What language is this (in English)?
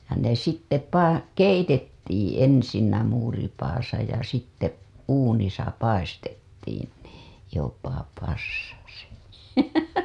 Finnish